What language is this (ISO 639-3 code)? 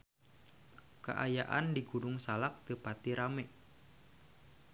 sun